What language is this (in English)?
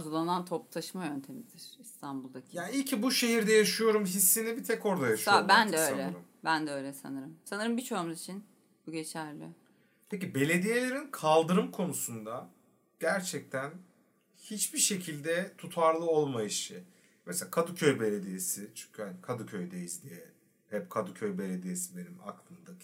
Turkish